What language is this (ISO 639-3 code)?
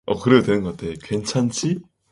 kor